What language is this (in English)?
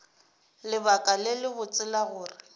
Northern Sotho